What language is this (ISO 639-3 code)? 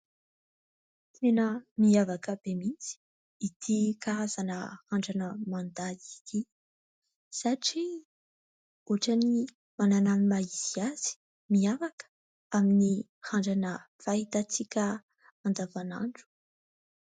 mlg